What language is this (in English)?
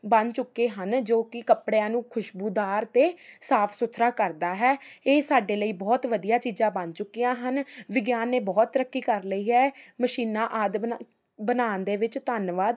Punjabi